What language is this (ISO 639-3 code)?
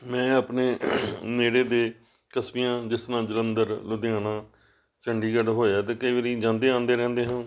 pan